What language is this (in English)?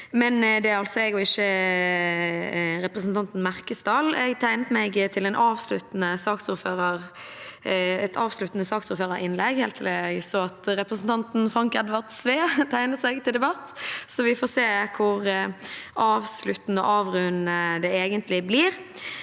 Norwegian